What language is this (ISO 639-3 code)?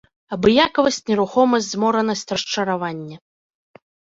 bel